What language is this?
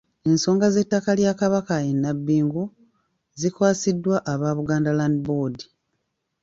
Ganda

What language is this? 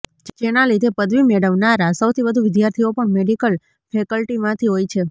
Gujarati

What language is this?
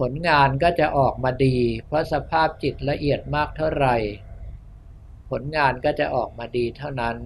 Thai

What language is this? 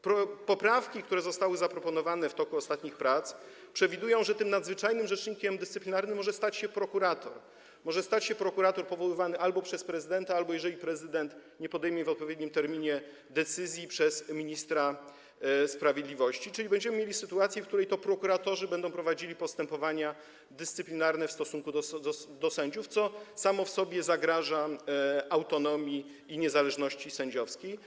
Polish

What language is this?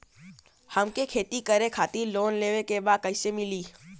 Bhojpuri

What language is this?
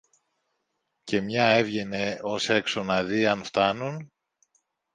Greek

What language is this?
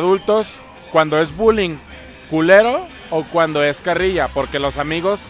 Spanish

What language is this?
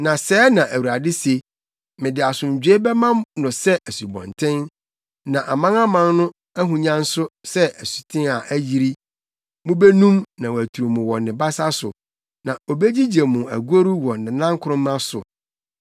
Akan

